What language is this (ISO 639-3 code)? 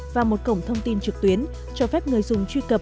vie